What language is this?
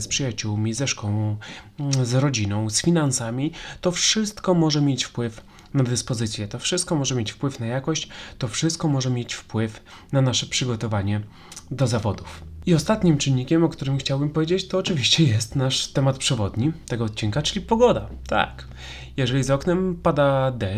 Polish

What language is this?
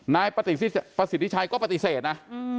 Thai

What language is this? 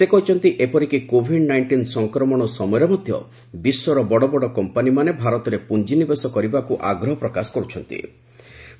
Odia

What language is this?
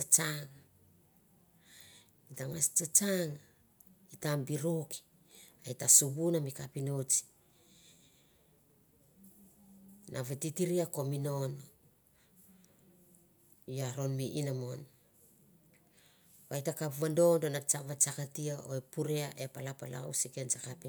Mandara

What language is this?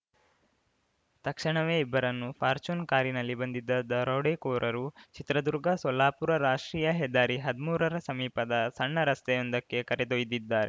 Kannada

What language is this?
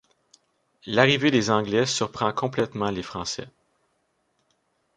French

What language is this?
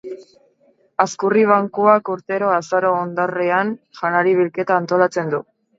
Basque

